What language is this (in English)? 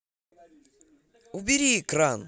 Russian